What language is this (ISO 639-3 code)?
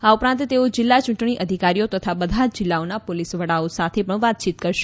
guj